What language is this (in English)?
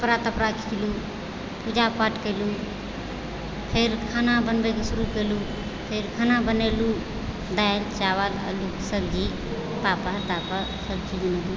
Maithili